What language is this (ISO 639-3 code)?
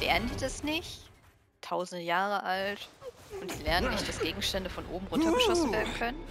deu